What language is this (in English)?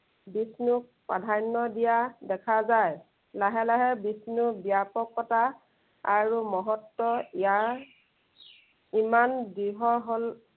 Assamese